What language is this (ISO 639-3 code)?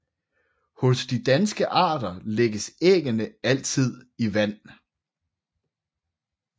dan